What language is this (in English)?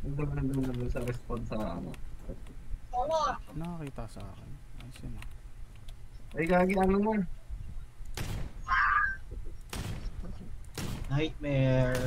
Filipino